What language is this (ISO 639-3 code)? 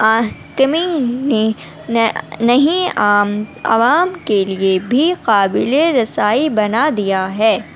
urd